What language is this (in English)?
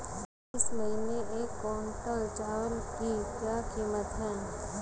Hindi